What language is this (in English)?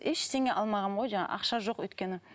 Kazakh